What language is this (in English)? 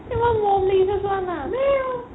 Assamese